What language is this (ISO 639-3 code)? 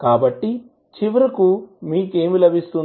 tel